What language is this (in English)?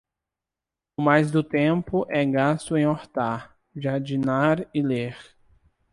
Portuguese